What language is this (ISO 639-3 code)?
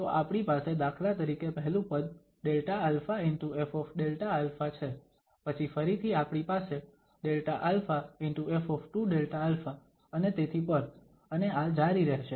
guj